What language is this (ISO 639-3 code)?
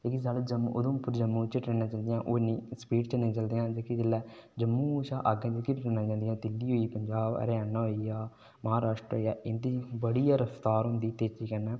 doi